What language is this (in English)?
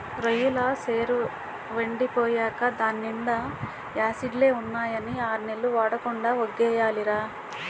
Telugu